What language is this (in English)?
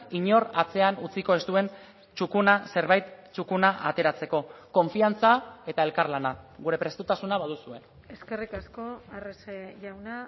Basque